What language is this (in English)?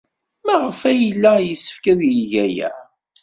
Kabyle